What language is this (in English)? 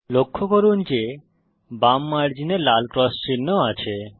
Bangla